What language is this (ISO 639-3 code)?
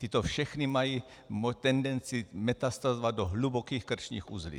ces